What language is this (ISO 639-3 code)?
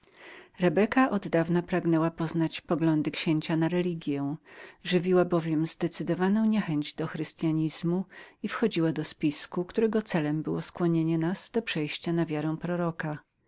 pol